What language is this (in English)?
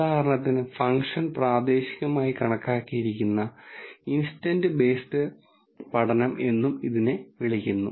Malayalam